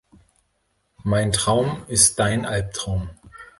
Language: German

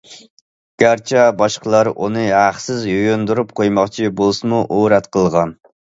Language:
Uyghur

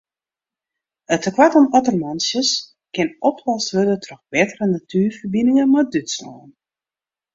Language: Western Frisian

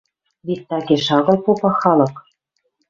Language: Western Mari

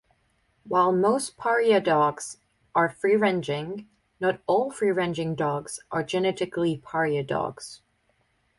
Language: English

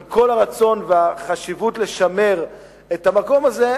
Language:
Hebrew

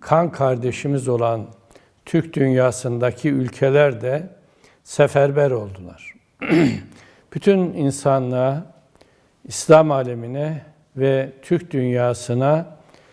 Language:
Turkish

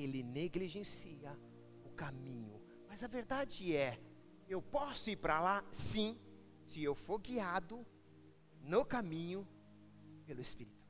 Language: Portuguese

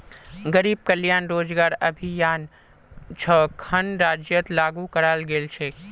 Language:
Magahi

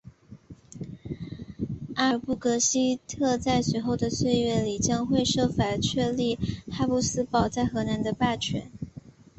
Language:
Chinese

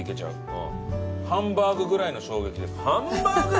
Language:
Japanese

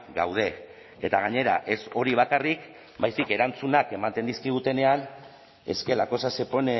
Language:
Basque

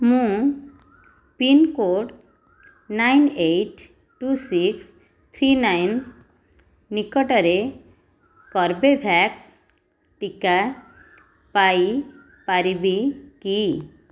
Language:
Odia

